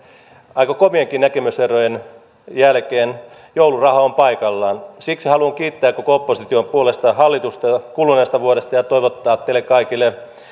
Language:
Finnish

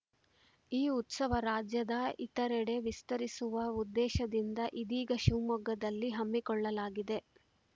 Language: Kannada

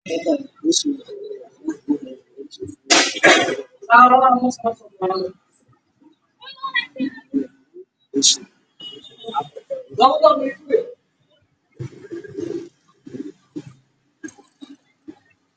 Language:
Somali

